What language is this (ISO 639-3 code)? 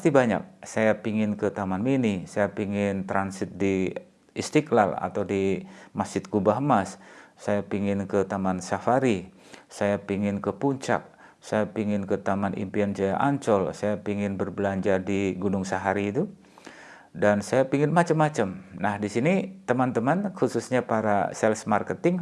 ind